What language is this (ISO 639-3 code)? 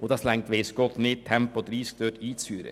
gsw